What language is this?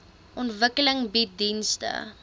Afrikaans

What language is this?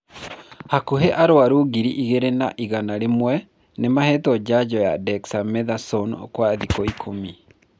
Kikuyu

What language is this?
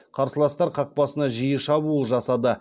Kazakh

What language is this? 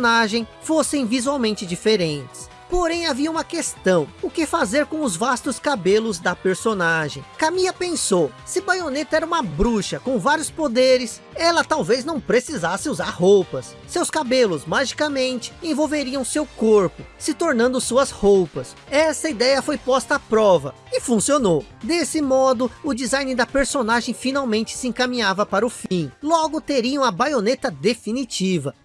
Portuguese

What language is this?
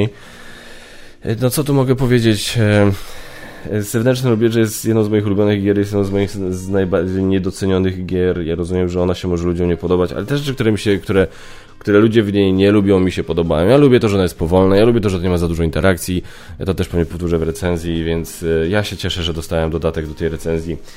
Polish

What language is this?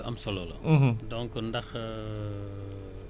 Wolof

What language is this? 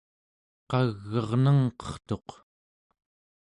Central Yupik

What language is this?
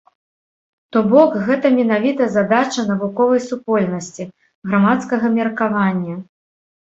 Belarusian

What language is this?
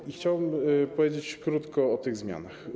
Polish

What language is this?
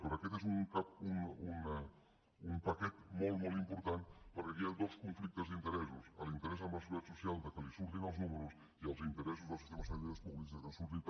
Catalan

